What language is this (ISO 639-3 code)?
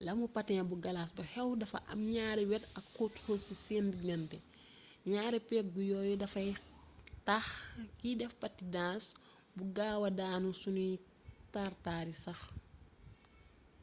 wol